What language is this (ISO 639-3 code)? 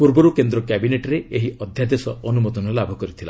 ori